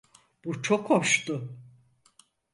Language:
Turkish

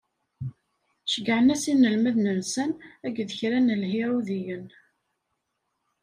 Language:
Kabyle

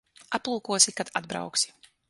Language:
Latvian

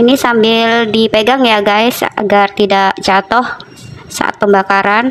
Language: Indonesian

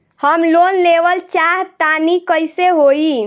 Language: Bhojpuri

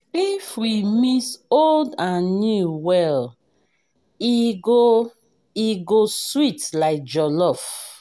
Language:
Nigerian Pidgin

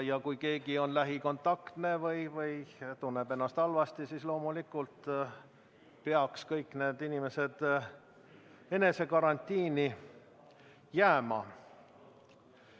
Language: Estonian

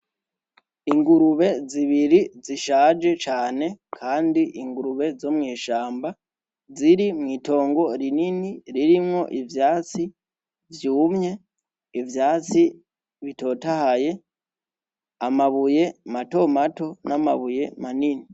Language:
Rundi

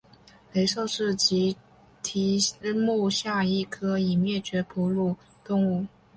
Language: Chinese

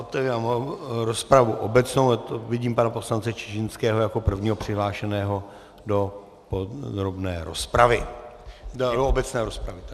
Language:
Czech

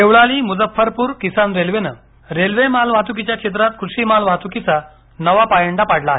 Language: Marathi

